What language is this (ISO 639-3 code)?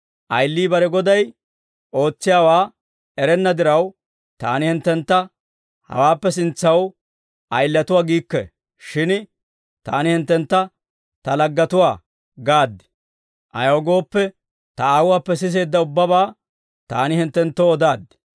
dwr